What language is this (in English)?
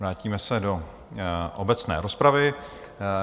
Czech